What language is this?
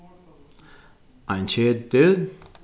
Faroese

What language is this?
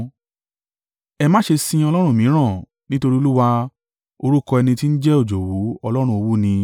Yoruba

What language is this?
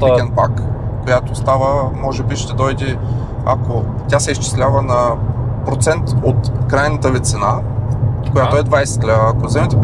Bulgarian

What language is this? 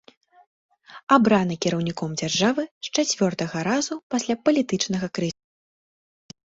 Belarusian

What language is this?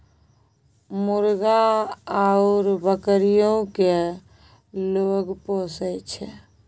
Maithili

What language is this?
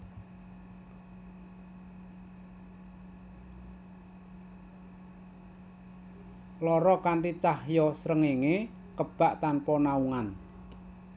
Javanese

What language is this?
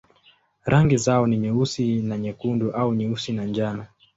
Swahili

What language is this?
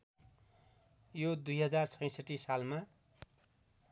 Nepali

